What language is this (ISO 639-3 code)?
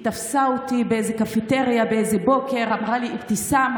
heb